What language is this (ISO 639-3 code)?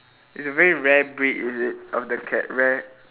eng